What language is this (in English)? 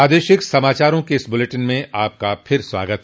Hindi